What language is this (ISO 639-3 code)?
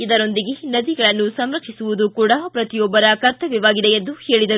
kan